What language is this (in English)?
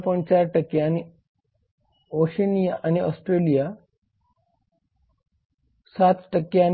Marathi